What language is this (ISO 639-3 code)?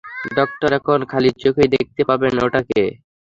ben